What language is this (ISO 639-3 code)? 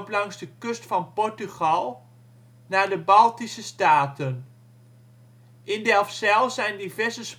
nld